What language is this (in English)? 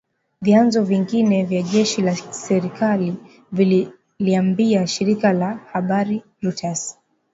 Swahili